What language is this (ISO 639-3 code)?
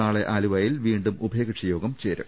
mal